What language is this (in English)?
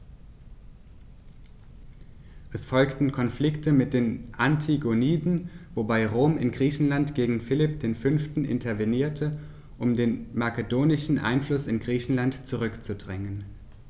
German